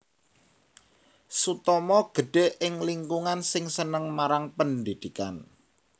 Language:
Javanese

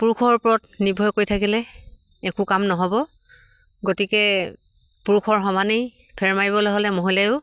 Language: Assamese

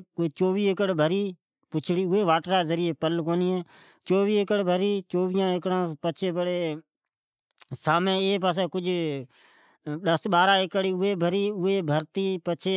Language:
Od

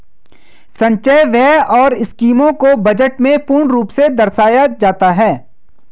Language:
Hindi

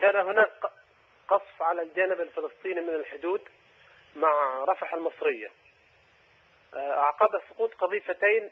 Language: Arabic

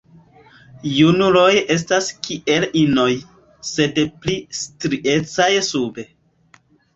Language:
Esperanto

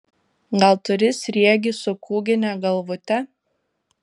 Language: Lithuanian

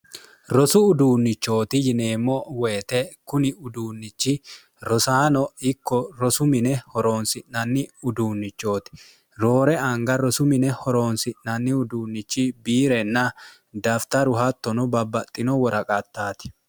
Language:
Sidamo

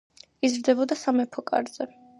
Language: Georgian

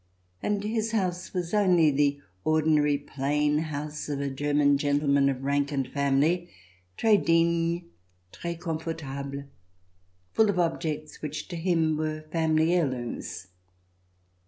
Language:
English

